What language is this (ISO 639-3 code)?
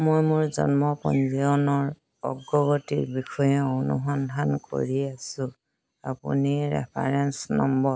asm